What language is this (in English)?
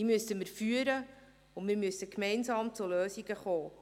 Swiss German